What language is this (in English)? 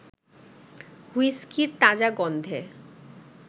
Bangla